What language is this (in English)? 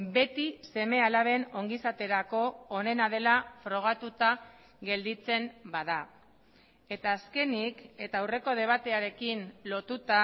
Basque